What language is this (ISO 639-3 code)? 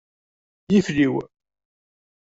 kab